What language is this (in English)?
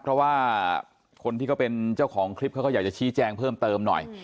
Thai